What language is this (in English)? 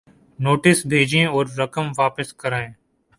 Urdu